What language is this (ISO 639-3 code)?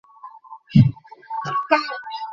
ben